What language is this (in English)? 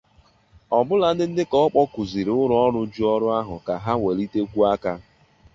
Igbo